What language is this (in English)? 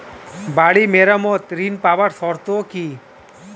Bangla